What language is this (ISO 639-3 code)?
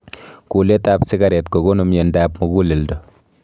kln